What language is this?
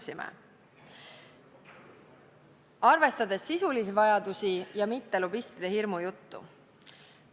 Estonian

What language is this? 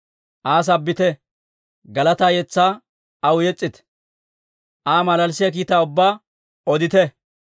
Dawro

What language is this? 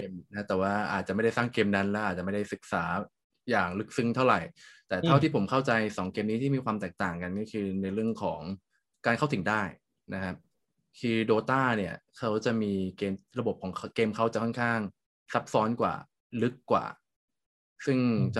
Thai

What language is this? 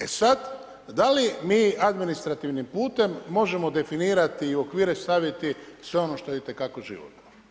Croatian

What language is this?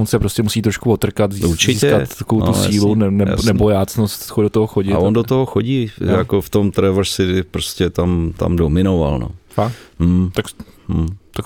Czech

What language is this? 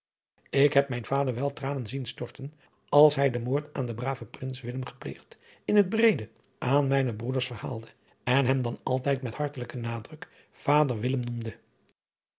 Dutch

